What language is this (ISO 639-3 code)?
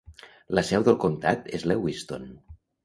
cat